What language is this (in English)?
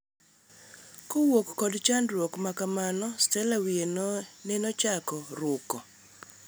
Luo (Kenya and Tanzania)